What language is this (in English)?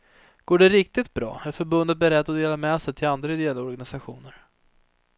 Swedish